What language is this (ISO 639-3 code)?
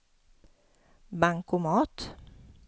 swe